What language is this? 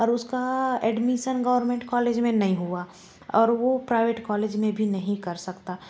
Hindi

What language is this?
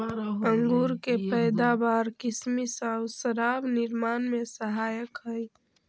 Magahi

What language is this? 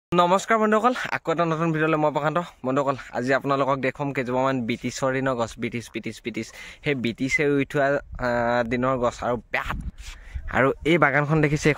Indonesian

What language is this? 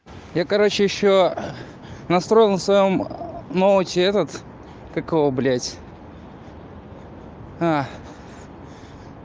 Russian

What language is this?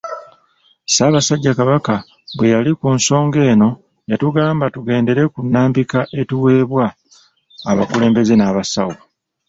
Ganda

